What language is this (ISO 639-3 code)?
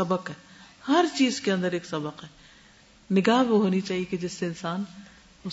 urd